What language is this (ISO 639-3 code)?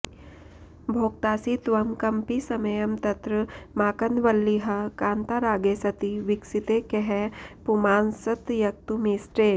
san